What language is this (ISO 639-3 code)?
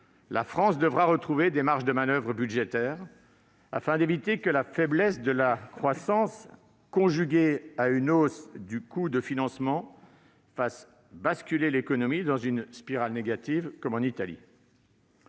fra